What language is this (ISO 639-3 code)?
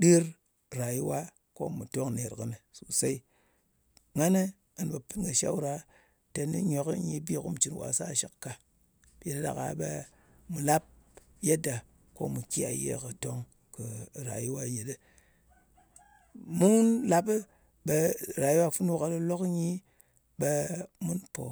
anc